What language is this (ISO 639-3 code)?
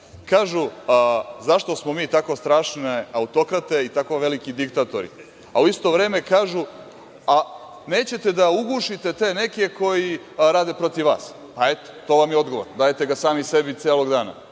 srp